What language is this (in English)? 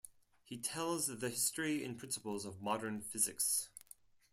English